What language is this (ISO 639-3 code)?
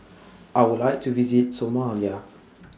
eng